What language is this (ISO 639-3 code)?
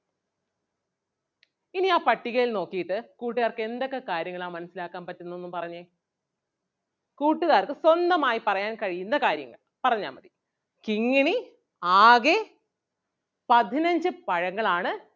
mal